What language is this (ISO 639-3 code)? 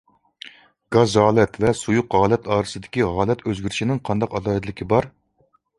uig